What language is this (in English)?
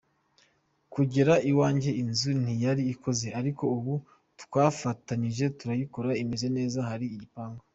Kinyarwanda